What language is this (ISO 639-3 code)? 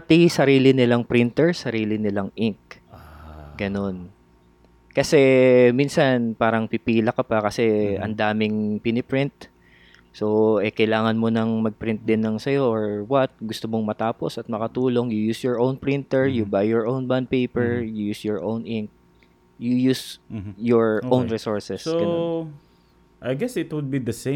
fil